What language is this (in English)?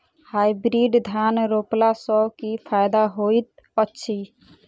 Maithili